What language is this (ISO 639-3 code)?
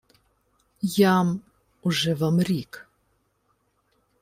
ukr